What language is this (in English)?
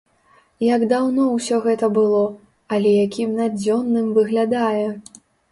Belarusian